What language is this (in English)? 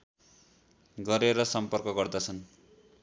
Nepali